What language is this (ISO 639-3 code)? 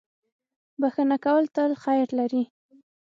pus